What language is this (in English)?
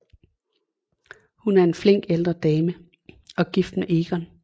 Danish